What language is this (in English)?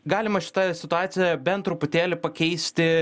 Lithuanian